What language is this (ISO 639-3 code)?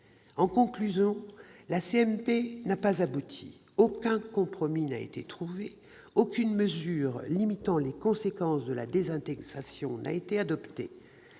fra